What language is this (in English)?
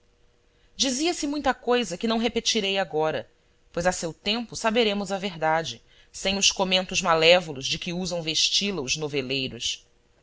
Portuguese